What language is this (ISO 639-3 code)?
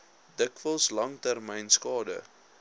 afr